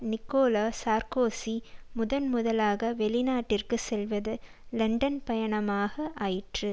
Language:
Tamil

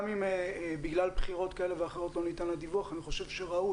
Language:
Hebrew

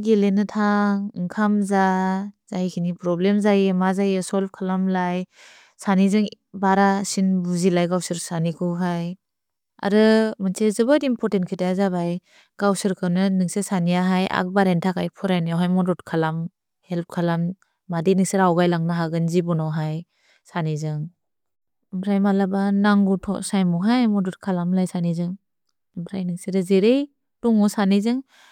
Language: Bodo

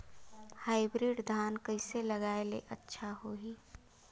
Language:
Chhattisgarhi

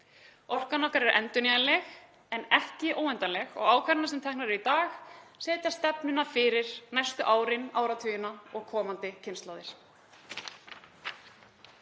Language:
Icelandic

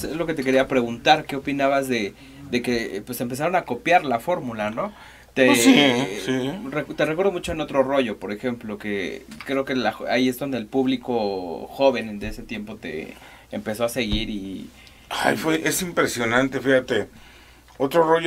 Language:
Spanish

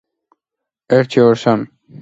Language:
Georgian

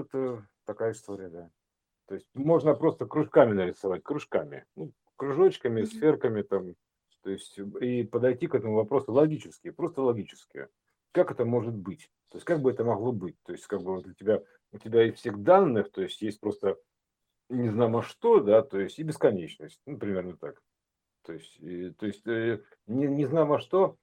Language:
Russian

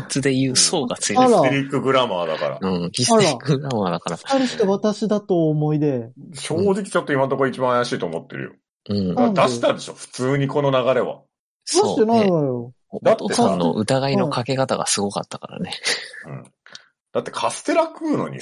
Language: Japanese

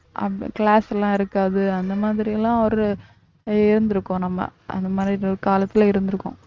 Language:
Tamil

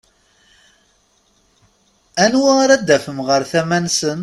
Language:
Kabyle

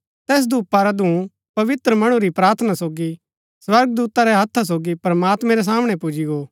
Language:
Gaddi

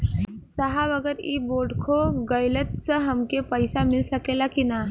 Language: Bhojpuri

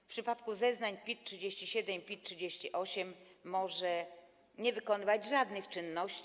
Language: Polish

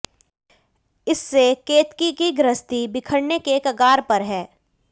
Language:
Hindi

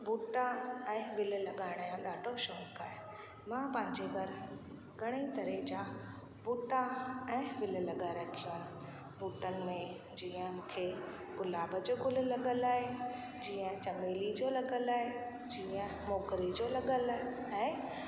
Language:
Sindhi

